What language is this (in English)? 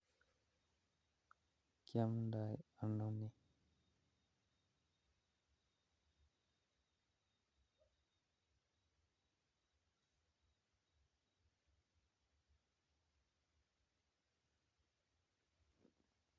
Kalenjin